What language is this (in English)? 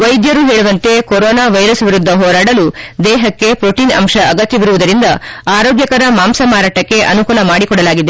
Kannada